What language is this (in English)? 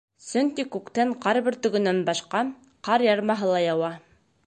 Bashkir